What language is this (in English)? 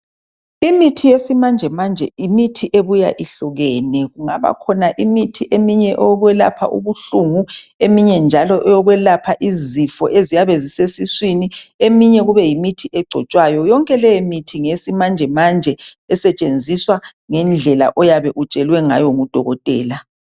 North Ndebele